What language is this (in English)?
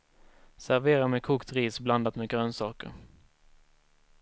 Swedish